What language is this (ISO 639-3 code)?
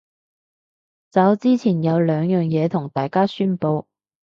yue